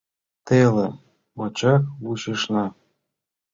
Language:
Mari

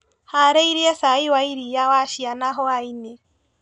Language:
Kikuyu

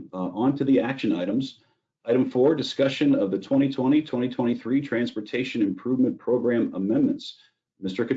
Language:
English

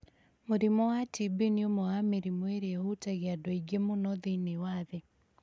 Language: Kikuyu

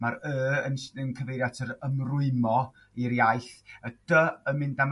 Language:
Welsh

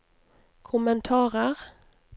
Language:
Norwegian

